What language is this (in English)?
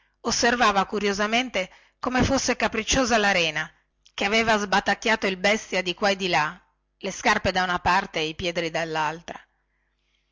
Italian